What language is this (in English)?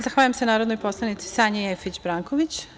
Serbian